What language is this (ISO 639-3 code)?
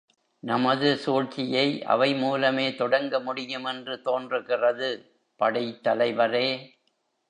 tam